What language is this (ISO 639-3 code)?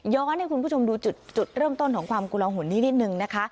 tha